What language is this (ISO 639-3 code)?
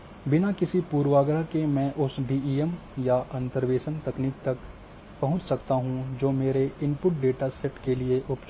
hin